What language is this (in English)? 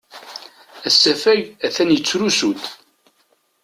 Kabyle